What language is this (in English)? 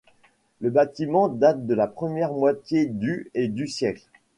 French